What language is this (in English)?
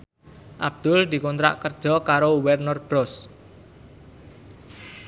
Javanese